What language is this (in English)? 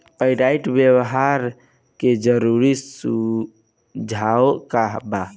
Bhojpuri